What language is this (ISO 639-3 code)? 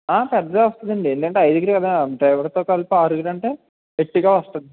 tel